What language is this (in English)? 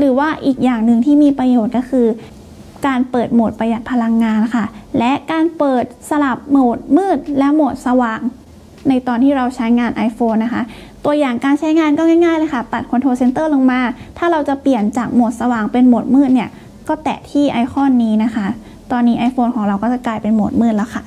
Thai